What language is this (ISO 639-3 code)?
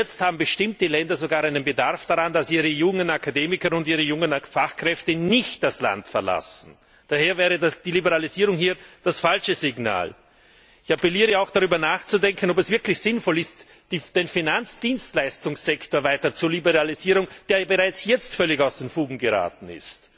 deu